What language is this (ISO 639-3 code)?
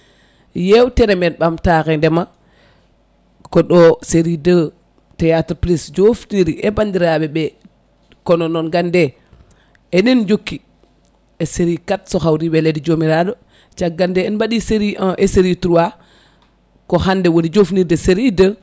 ful